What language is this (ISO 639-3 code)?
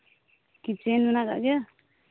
sat